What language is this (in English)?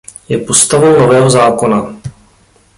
Czech